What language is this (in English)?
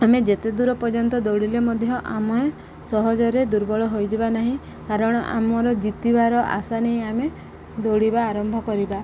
Odia